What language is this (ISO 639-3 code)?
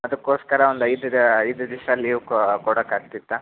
kan